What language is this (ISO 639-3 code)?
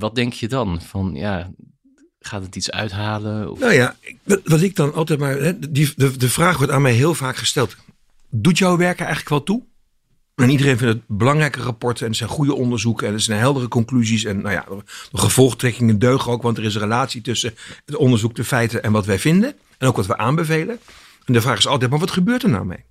nld